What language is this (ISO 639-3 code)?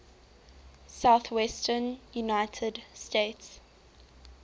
eng